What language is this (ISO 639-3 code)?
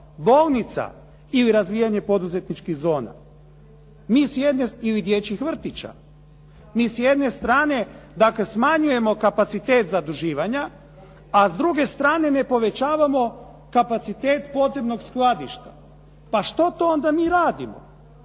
hrv